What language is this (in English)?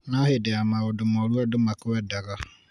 Kikuyu